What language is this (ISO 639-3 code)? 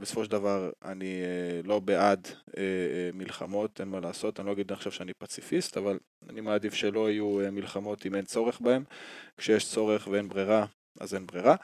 heb